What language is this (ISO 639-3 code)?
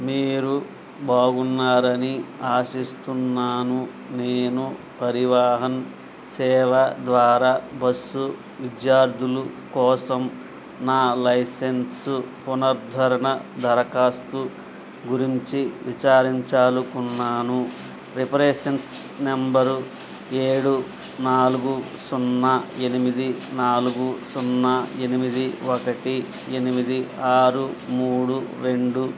tel